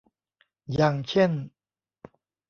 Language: Thai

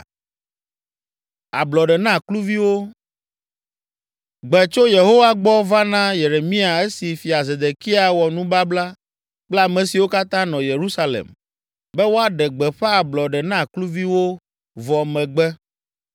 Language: Ewe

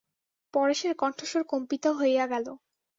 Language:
Bangla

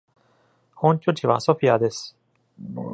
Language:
Japanese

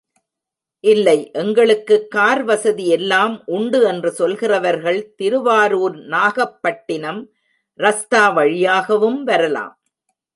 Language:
Tamil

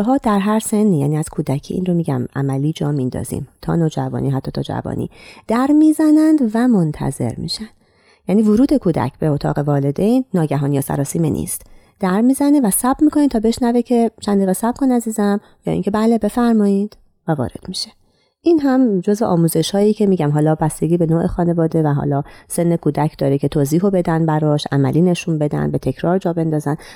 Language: Persian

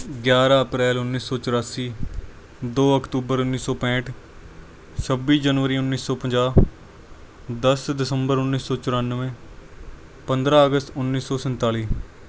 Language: Punjabi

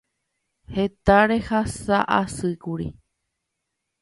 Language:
Guarani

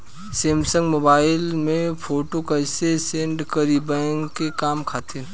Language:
Bhojpuri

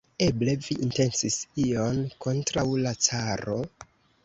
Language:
Esperanto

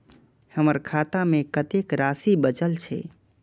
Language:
Maithili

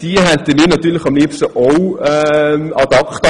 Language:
Swiss German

